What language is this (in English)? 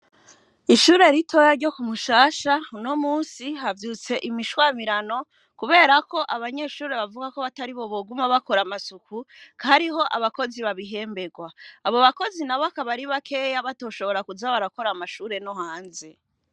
Rundi